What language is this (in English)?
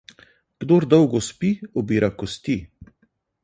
Slovenian